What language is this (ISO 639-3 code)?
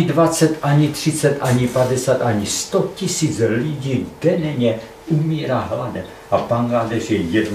ces